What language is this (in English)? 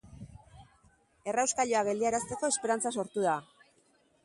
Basque